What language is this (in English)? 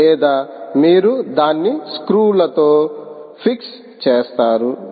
Telugu